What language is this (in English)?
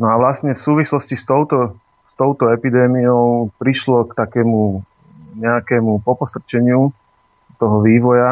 Slovak